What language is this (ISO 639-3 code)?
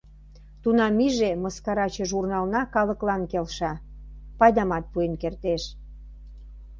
chm